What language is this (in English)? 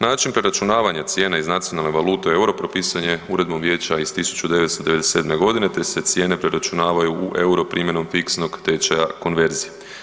Croatian